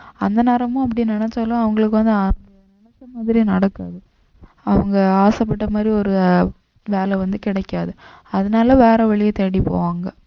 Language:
Tamil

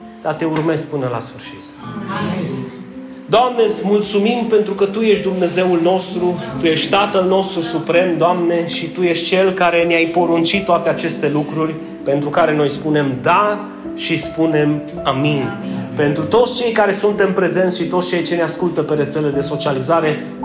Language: Romanian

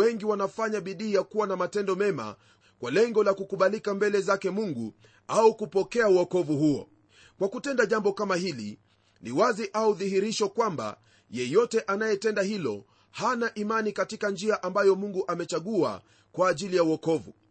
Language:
Swahili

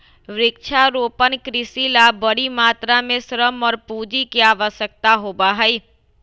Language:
Magahi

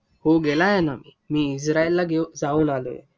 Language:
Marathi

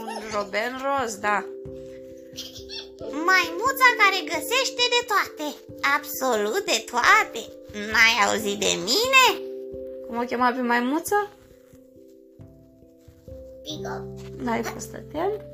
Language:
Romanian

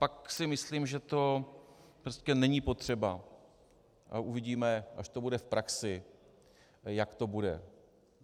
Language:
Czech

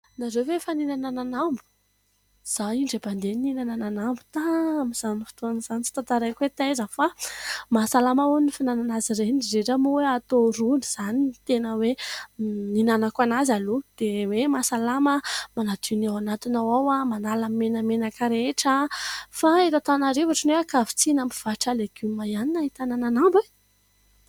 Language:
Malagasy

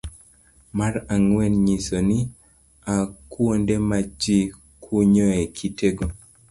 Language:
Luo (Kenya and Tanzania)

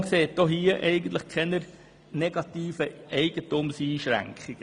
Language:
Swiss German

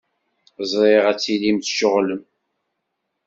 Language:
Kabyle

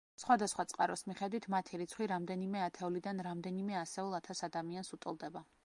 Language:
Georgian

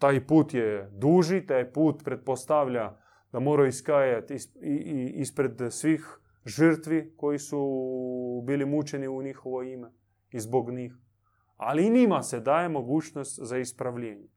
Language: Croatian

